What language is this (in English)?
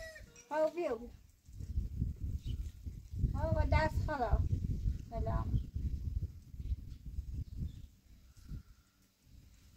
Persian